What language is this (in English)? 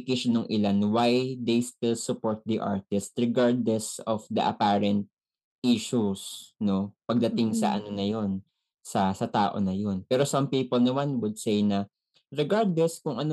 Filipino